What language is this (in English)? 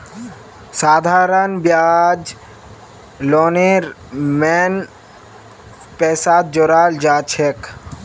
Magahi